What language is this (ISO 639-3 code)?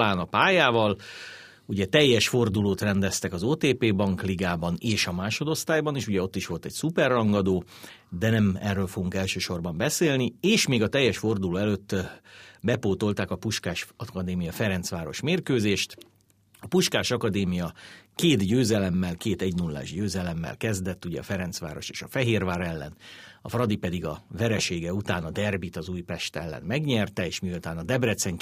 hun